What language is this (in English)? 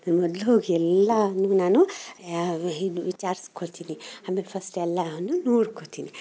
Kannada